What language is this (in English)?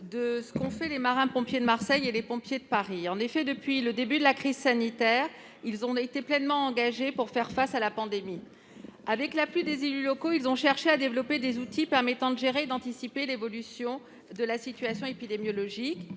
French